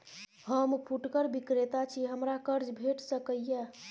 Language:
Maithili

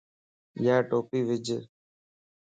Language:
Lasi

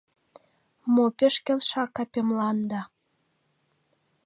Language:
Mari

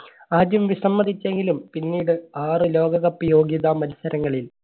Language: Malayalam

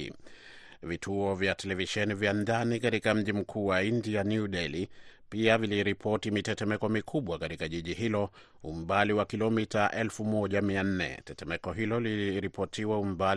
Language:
Swahili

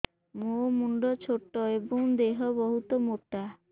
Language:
Odia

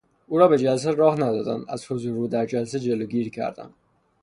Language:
Persian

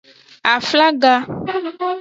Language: Aja (Benin)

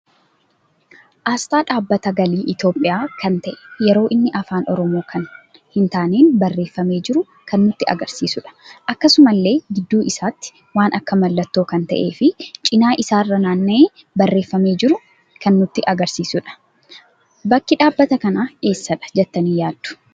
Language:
Oromo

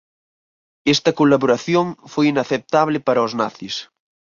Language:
Galician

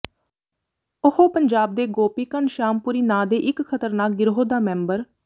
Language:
Punjabi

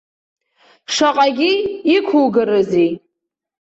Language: Abkhazian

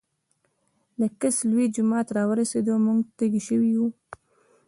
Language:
Pashto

